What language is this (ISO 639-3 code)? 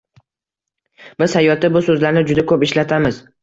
uzb